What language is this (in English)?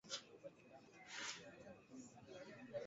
Swahili